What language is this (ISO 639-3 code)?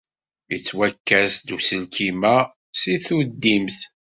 kab